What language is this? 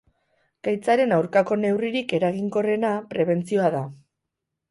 Basque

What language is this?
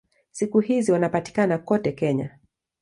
Swahili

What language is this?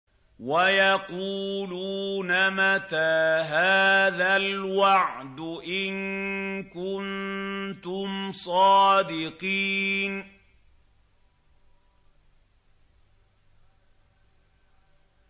Arabic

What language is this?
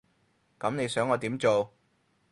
Cantonese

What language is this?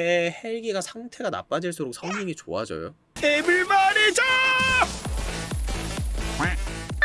Korean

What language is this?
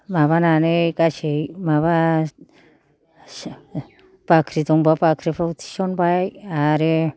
Bodo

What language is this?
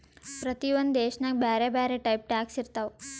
Kannada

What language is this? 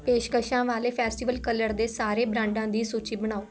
Punjabi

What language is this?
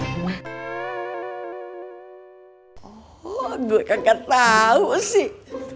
Indonesian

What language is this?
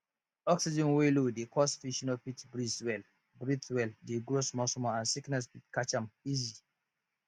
Nigerian Pidgin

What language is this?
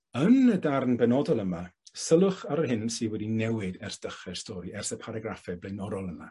Welsh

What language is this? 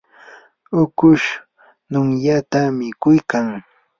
Yanahuanca Pasco Quechua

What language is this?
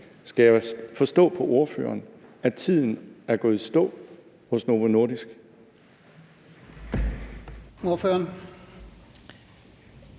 Danish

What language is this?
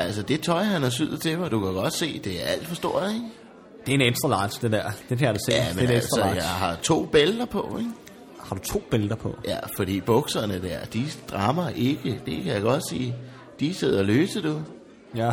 Danish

